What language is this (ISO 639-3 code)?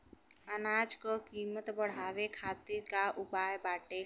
bho